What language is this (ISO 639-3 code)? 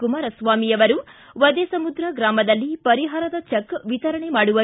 kan